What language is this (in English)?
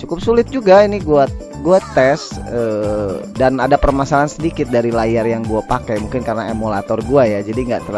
Indonesian